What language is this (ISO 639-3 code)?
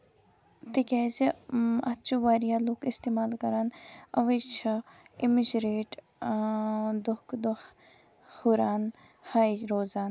kas